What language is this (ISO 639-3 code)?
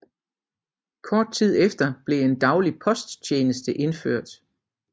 dan